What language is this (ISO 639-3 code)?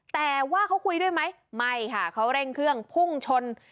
tha